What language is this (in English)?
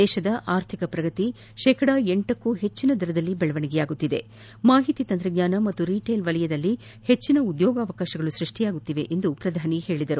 Kannada